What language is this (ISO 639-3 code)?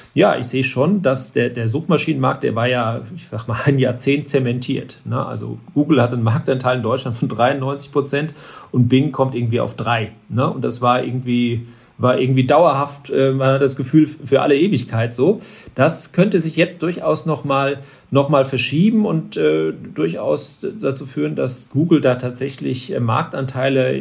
deu